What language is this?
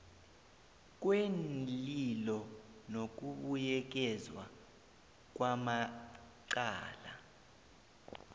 South Ndebele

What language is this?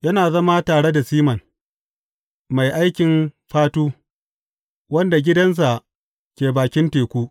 Hausa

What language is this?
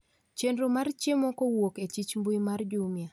Luo (Kenya and Tanzania)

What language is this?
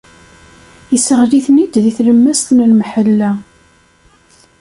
Kabyle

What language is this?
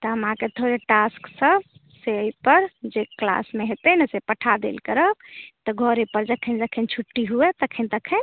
Maithili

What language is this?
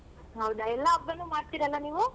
Kannada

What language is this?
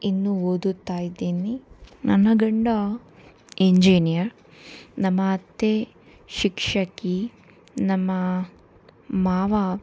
Kannada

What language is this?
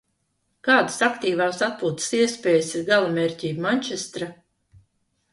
Latvian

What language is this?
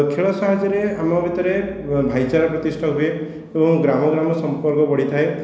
Odia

